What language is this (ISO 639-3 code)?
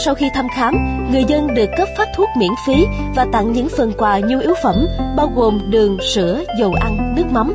vie